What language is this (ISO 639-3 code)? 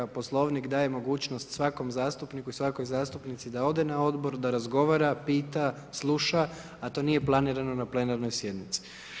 hrv